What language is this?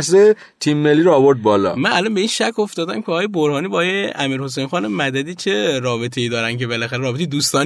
Persian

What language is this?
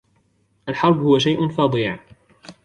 Arabic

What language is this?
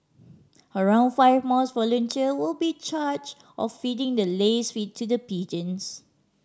English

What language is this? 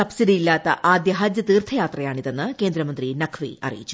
Malayalam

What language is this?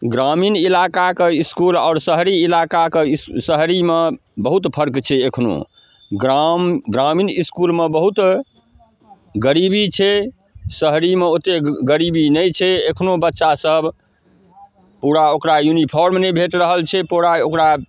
Maithili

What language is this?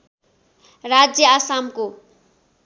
Nepali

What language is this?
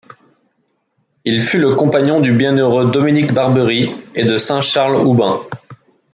French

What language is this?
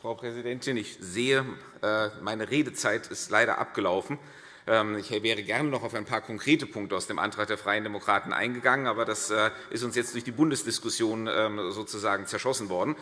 German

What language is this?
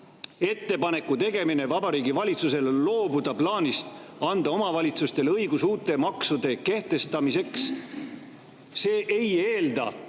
Estonian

